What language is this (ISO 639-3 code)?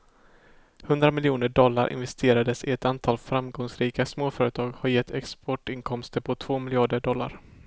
swe